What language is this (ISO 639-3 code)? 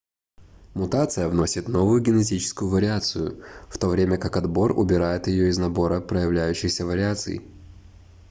rus